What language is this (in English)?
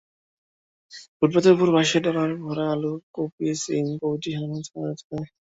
Bangla